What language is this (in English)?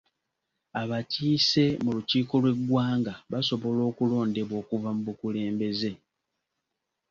Ganda